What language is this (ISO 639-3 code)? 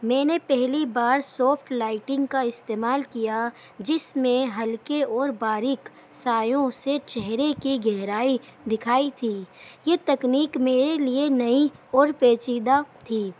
urd